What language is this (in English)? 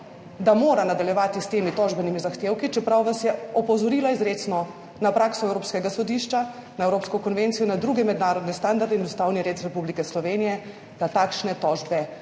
Slovenian